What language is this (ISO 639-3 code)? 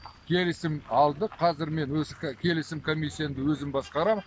kaz